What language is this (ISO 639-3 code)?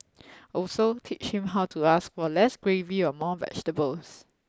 eng